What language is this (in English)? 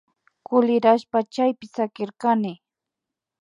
Imbabura Highland Quichua